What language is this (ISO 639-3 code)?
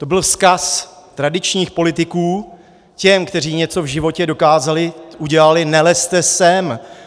ces